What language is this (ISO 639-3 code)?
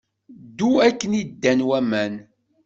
kab